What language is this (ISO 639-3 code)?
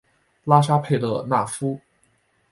zho